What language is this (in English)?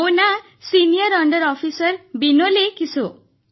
Odia